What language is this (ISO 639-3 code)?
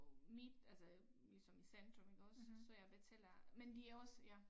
dan